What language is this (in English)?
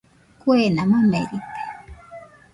Nüpode Huitoto